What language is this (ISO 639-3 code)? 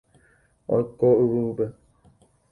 grn